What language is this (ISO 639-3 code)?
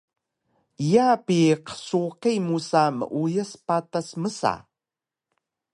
trv